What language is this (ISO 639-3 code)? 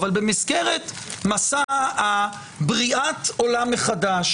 heb